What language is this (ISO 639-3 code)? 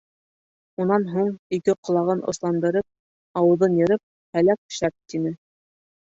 bak